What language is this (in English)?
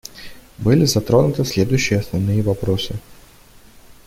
Russian